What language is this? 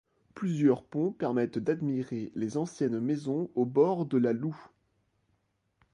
French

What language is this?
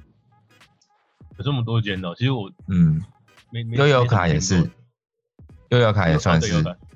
Chinese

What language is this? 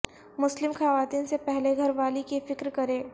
Urdu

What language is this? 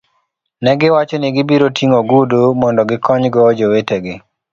Luo (Kenya and Tanzania)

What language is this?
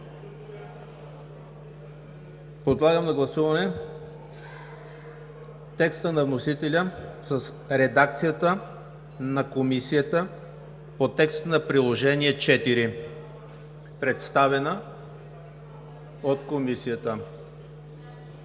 Bulgarian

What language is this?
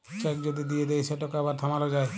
Bangla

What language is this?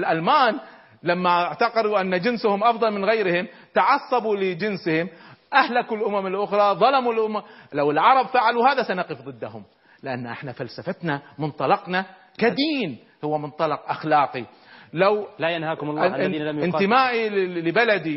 Arabic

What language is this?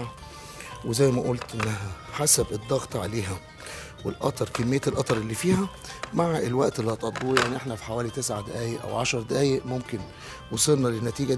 Arabic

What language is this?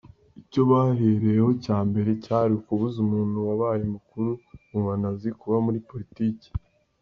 Kinyarwanda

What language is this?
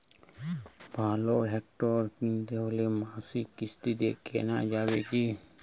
Bangla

